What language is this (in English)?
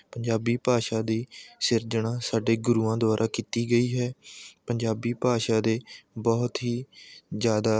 Punjabi